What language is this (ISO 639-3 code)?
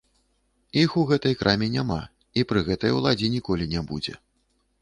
bel